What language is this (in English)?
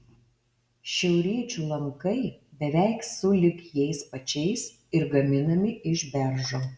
Lithuanian